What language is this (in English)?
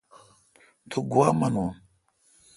Kalkoti